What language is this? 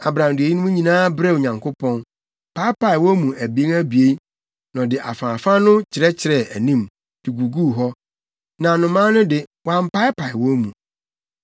Akan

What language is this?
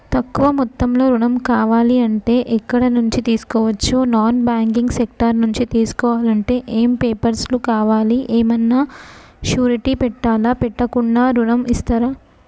Telugu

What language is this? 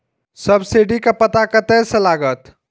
Maithili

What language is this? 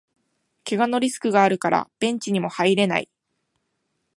Japanese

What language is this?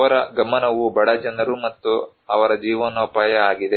Kannada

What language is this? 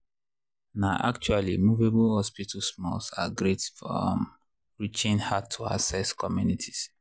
Nigerian Pidgin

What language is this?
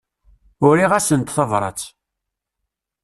Kabyle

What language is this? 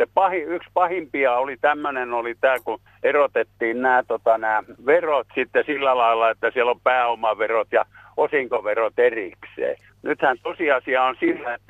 Finnish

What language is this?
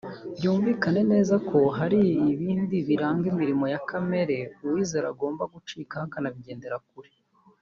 Kinyarwanda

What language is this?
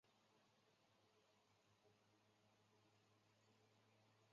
Chinese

